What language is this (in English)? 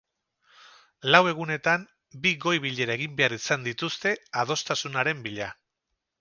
Basque